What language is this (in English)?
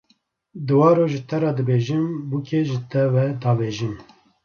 Kurdish